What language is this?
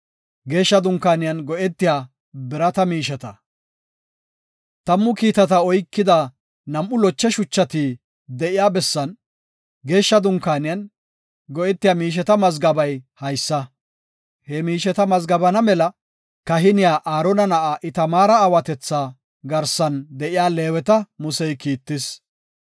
Gofa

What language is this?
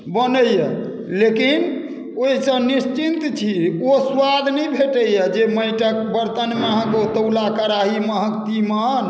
Maithili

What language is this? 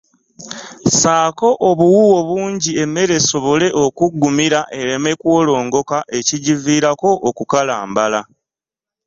Ganda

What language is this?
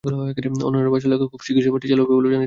Bangla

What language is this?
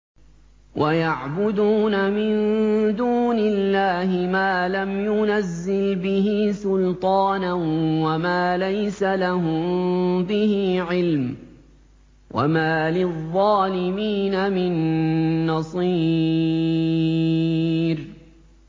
Arabic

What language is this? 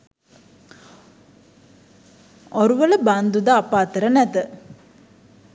Sinhala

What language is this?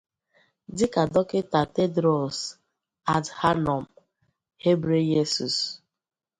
Igbo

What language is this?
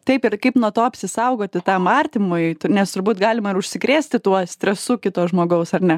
Lithuanian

